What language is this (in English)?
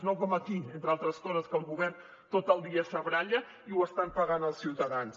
Catalan